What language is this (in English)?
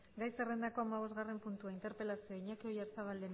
Basque